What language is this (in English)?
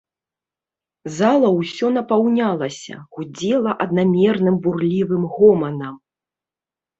Belarusian